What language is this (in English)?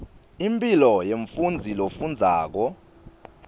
Swati